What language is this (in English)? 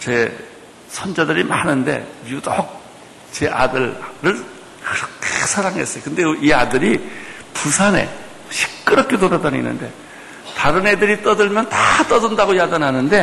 Korean